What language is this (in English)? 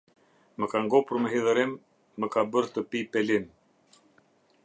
Albanian